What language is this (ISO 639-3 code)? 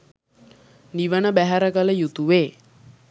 sin